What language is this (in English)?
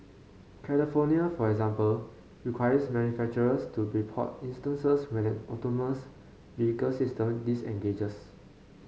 English